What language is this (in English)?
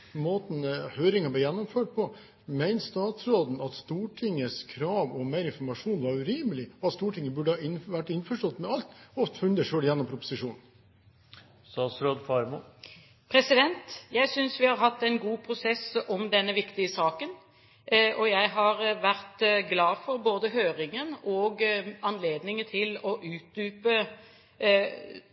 Norwegian Bokmål